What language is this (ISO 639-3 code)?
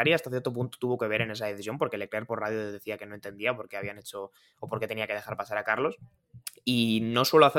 spa